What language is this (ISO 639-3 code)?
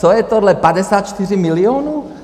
ces